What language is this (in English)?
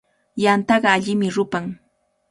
Cajatambo North Lima Quechua